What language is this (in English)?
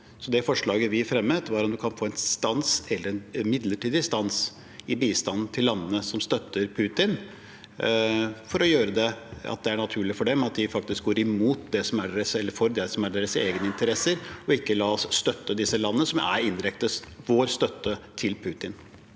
Norwegian